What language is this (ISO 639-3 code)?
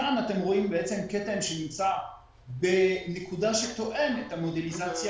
heb